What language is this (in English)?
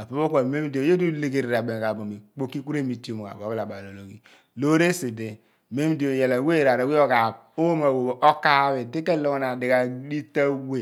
Abua